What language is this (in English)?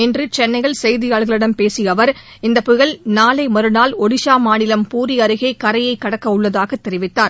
Tamil